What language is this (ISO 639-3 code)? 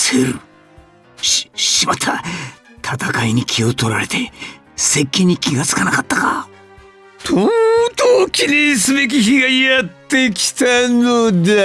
jpn